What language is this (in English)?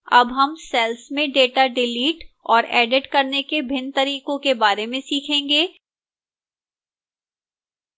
Hindi